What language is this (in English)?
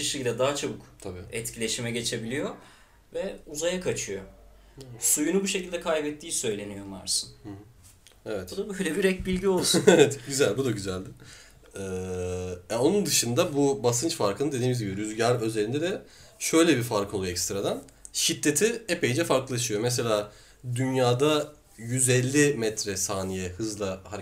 Turkish